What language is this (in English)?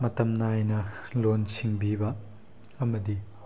Manipuri